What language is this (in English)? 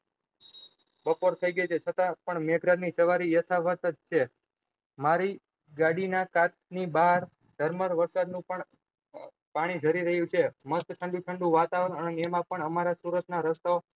Gujarati